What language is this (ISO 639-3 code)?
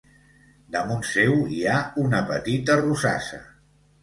cat